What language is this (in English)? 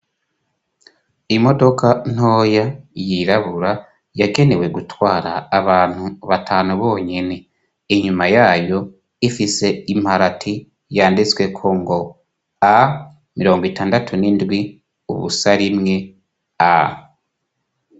Rundi